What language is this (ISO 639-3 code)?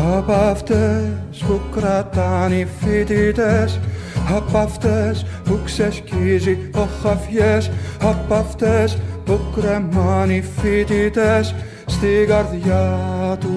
ell